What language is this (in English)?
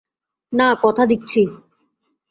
Bangla